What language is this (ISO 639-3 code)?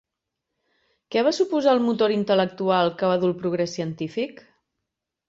cat